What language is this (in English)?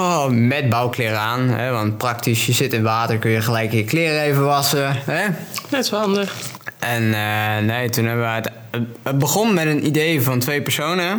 Dutch